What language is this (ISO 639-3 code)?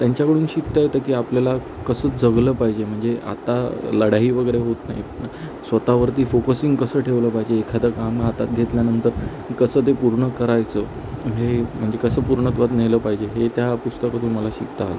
mar